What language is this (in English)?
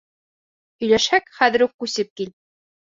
Bashkir